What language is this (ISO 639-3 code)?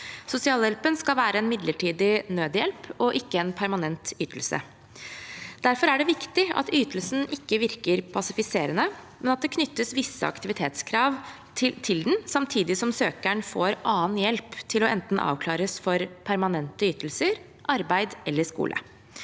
nor